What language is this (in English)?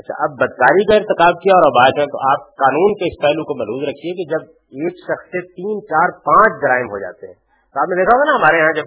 Urdu